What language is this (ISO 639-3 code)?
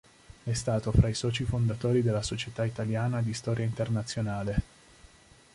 ita